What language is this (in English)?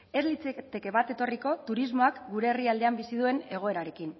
Basque